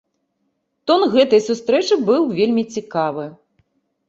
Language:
Belarusian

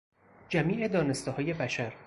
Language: Persian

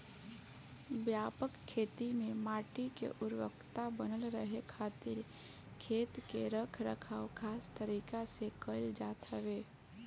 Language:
Bhojpuri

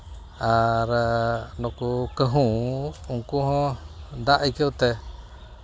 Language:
Santali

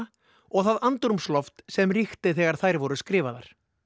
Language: Icelandic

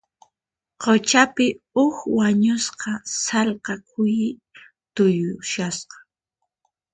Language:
Puno Quechua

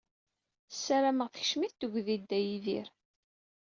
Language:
Kabyle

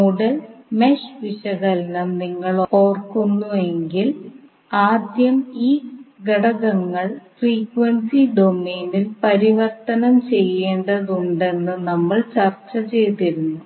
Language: Malayalam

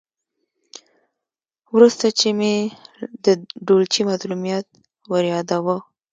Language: Pashto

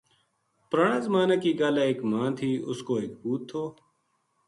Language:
Gujari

